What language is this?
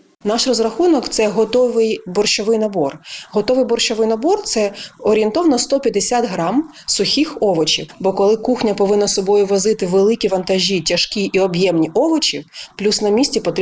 Ukrainian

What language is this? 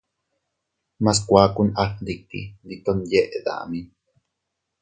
Teutila Cuicatec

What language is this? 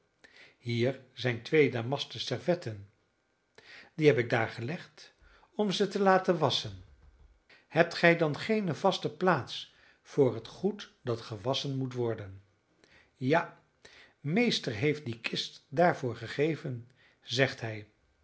Dutch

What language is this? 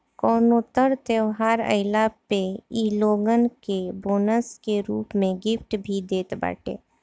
Bhojpuri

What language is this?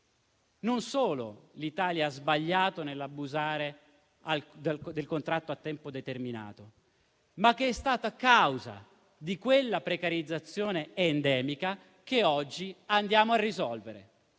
Italian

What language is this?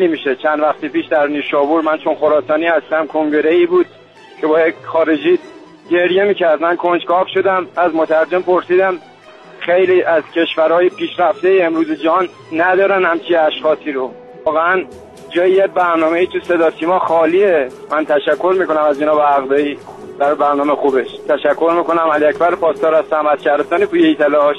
Persian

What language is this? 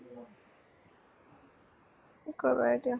Assamese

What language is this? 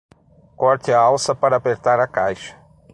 Portuguese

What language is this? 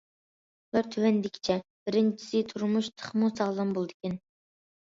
Uyghur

